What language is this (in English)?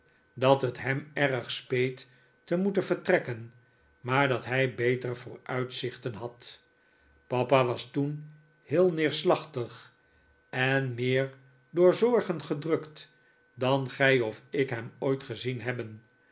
Dutch